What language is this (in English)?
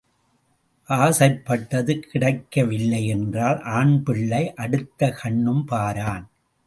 Tamil